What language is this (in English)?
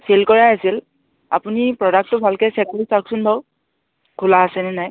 Assamese